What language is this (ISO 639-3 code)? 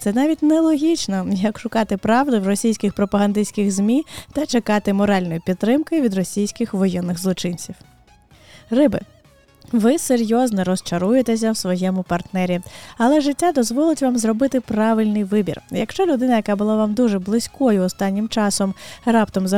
ukr